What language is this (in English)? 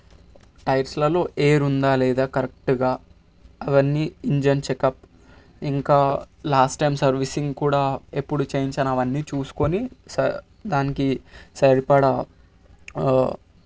Telugu